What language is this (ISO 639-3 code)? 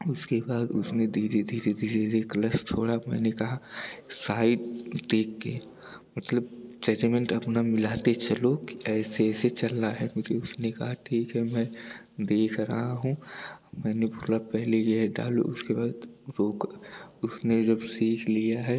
hin